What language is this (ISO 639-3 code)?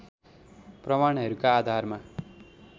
nep